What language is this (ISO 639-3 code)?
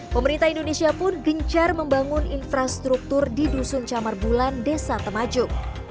ind